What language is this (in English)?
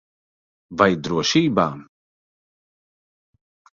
Latvian